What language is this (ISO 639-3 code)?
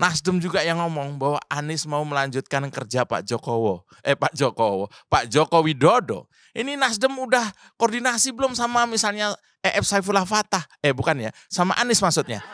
ind